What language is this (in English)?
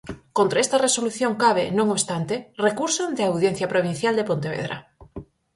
Galician